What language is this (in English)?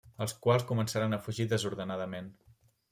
Catalan